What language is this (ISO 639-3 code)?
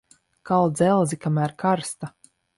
lav